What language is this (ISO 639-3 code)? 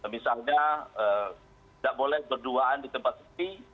ind